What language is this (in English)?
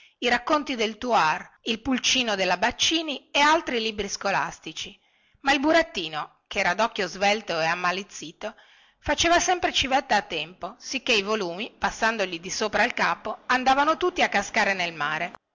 Italian